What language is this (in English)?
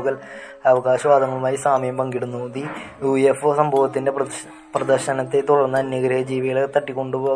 Malayalam